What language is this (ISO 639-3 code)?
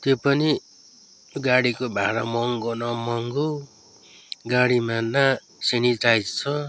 nep